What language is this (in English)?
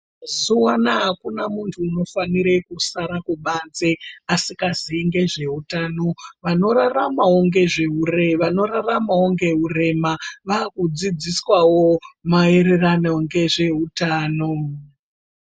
Ndau